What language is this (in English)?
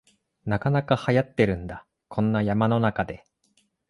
Japanese